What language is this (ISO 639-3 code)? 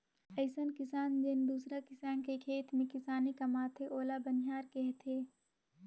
hne